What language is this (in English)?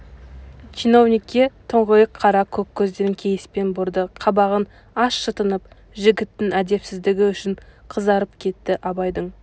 Kazakh